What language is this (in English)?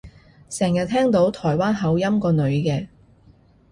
Cantonese